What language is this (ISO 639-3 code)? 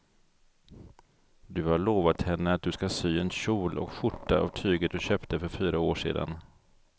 swe